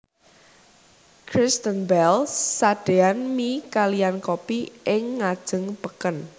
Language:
Javanese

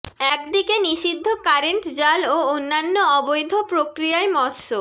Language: Bangla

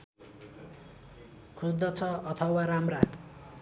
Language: Nepali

